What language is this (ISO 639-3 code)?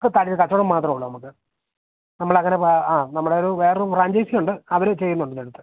mal